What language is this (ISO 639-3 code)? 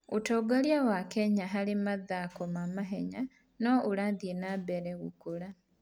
kik